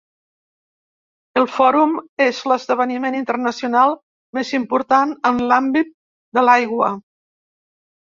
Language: Catalan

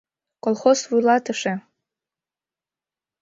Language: Mari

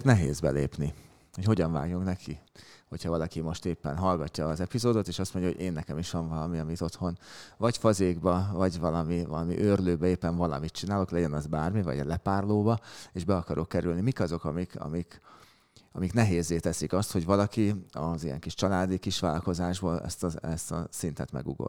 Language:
Hungarian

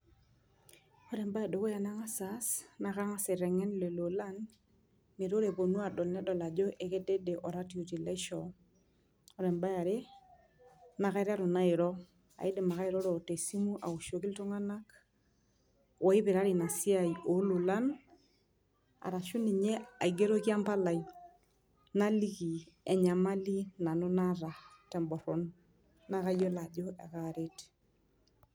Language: Masai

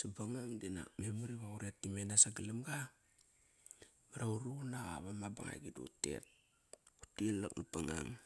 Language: Kairak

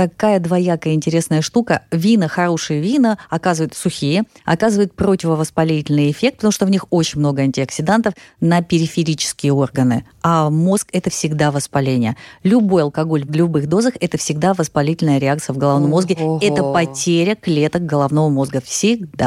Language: Russian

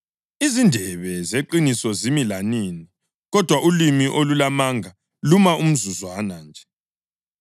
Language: North Ndebele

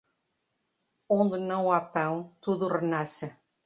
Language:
Portuguese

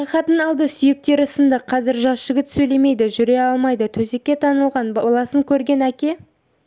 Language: Kazakh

